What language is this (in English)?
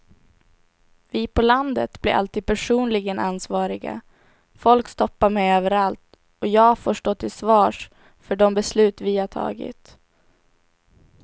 Swedish